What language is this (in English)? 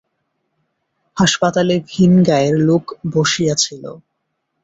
Bangla